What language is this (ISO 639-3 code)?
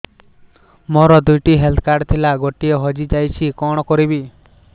ori